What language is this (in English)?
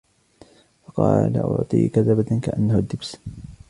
Arabic